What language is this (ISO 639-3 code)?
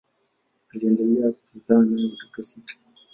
swa